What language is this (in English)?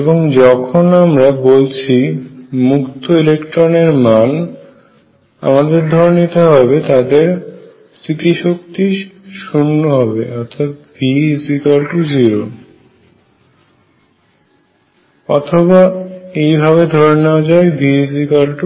Bangla